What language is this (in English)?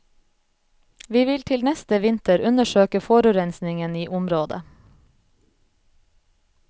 Norwegian